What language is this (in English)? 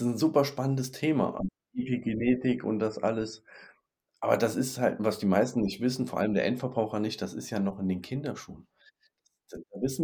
German